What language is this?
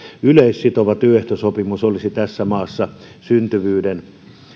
Finnish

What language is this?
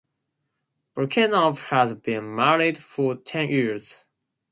English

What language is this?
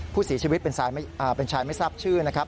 Thai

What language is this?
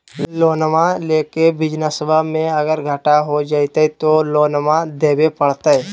Magahi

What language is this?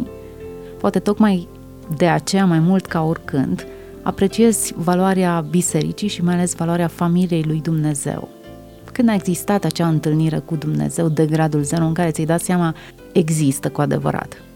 Romanian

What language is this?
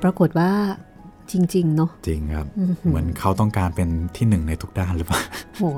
Thai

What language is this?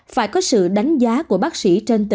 Vietnamese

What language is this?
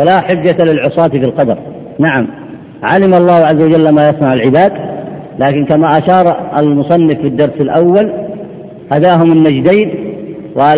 Arabic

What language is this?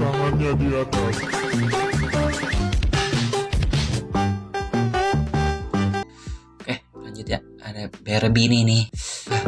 Indonesian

